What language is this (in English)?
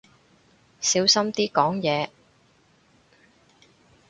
Cantonese